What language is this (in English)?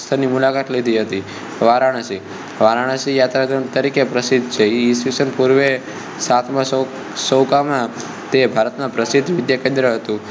Gujarati